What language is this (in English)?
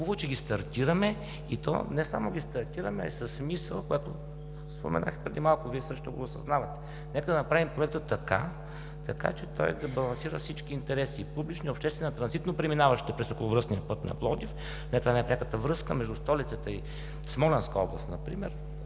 Bulgarian